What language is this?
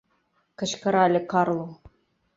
Mari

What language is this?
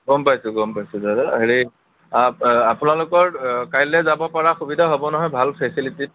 Assamese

